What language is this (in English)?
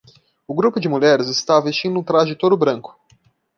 Portuguese